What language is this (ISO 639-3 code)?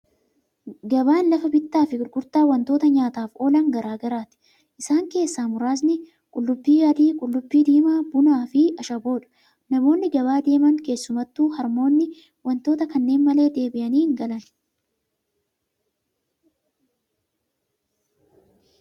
orm